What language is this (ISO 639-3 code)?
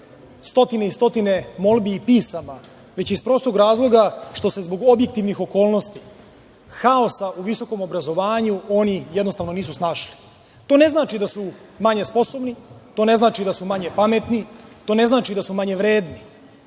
srp